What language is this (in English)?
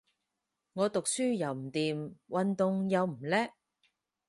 Cantonese